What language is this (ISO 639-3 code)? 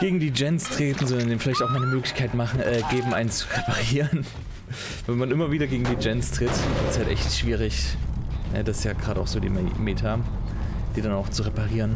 deu